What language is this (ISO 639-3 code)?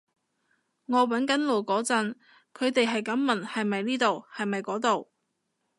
yue